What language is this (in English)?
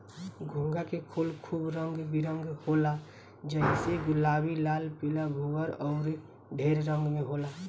Bhojpuri